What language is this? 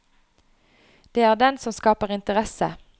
Norwegian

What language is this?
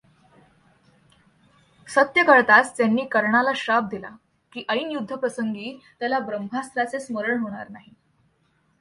Marathi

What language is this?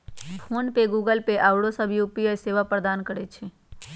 Magahi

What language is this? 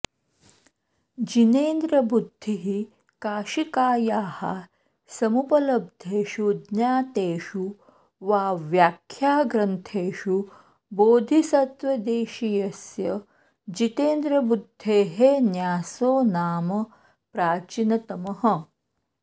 Sanskrit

